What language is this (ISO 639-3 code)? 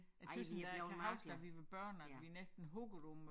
dan